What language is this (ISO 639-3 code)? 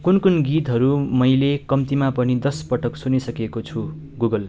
nep